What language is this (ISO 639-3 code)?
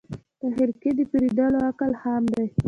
pus